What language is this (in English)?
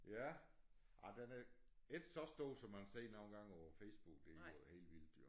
Danish